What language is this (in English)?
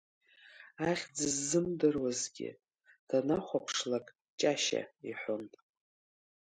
Abkhazian